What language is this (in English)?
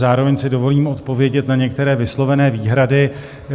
Czech